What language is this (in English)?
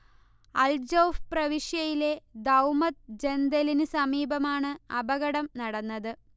Malayalam